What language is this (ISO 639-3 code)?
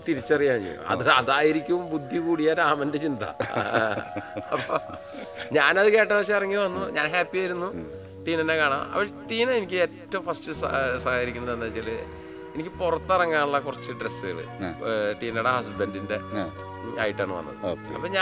mal